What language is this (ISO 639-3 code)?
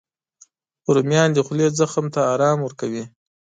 pus